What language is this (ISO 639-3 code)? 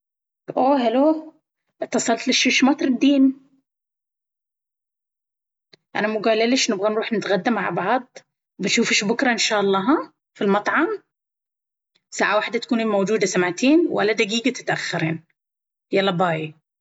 abv